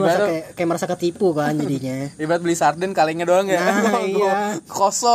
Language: Indonesian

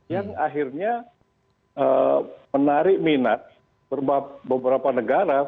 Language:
Indonesian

